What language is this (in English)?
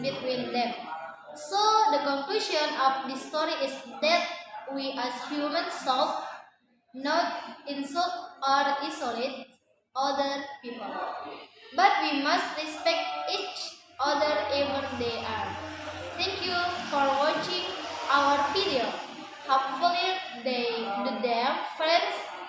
English